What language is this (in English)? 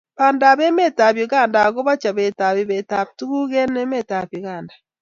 Kalenjin